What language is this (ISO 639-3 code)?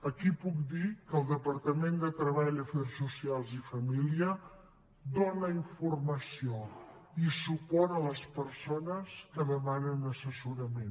cat